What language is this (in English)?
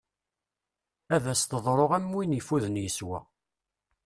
Kabyle